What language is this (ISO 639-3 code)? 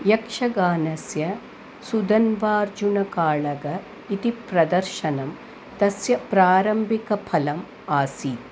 san